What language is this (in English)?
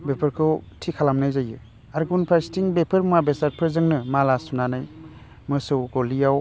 Bodo